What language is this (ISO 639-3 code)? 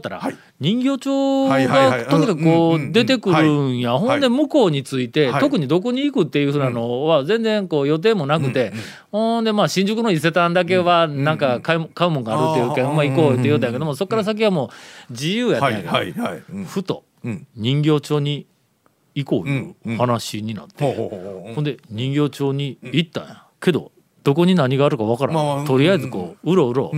jpn